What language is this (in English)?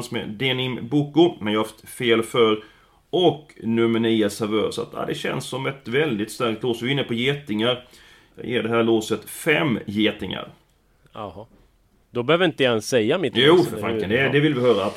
Swedish